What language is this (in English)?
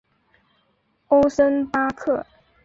Chinese